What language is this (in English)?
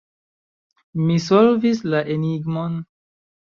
Esperanto